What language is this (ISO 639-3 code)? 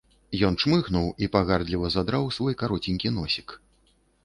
bel